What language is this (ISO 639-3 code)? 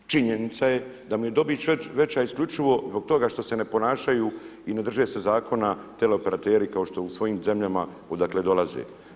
hrv